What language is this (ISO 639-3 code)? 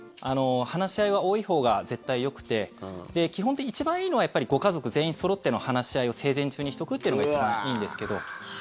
jpn